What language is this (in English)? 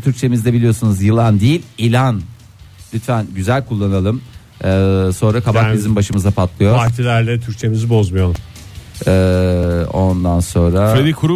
Turkish